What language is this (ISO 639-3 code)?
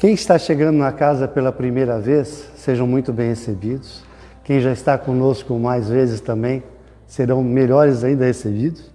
por